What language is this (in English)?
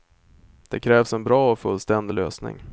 Swedish